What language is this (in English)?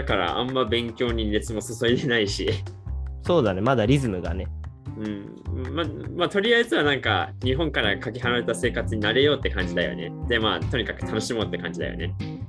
Japanese